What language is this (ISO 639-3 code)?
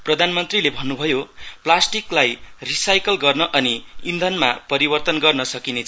nep